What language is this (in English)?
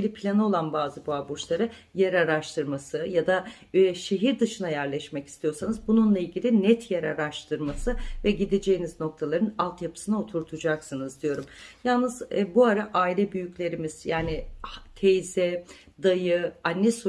Turkish